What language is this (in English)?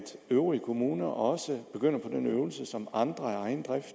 Danish